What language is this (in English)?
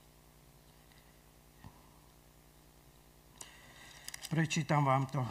Slovak